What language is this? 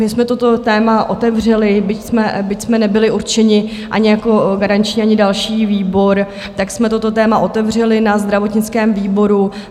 Czech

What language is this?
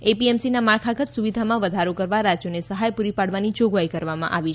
Gujarati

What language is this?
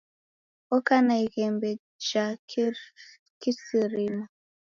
Taita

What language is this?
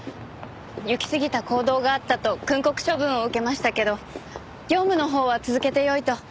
Japanese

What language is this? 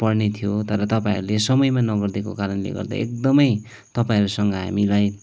Nepali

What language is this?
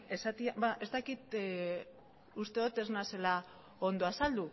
Basque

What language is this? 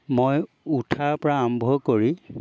Assamese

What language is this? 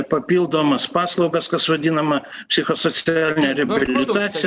Lithuanian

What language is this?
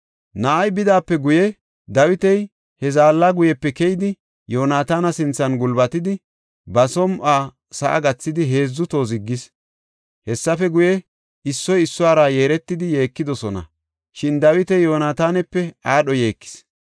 Gofa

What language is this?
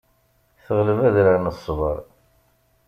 Kabyle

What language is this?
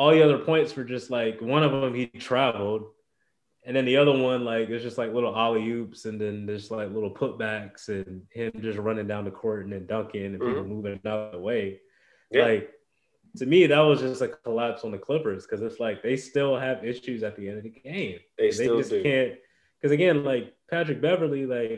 English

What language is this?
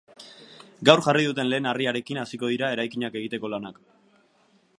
Basque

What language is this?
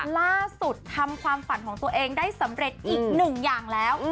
Thai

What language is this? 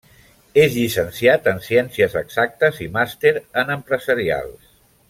Catalan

